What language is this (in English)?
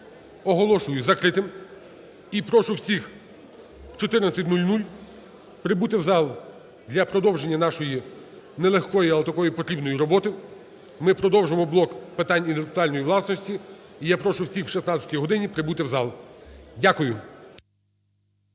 Ukrainian